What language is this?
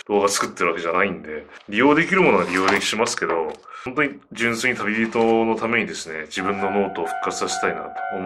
Japanese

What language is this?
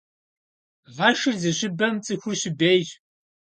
Kabardian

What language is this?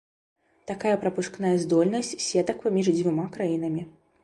Belarusian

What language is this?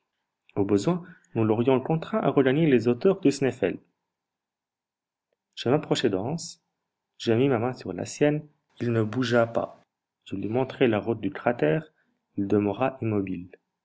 French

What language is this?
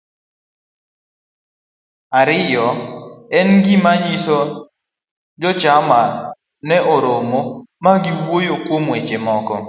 Luo (Kenya and Tanzania)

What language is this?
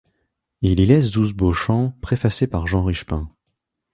French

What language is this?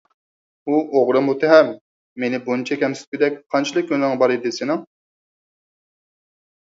Uyghur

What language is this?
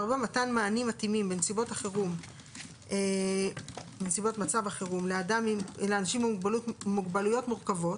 Hebrew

